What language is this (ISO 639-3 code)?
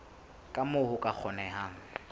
sot